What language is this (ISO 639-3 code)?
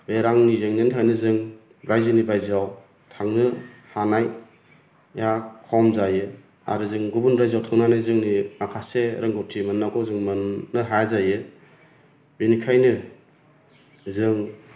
brx